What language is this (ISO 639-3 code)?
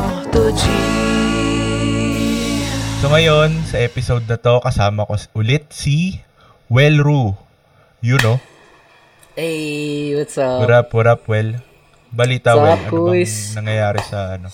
fil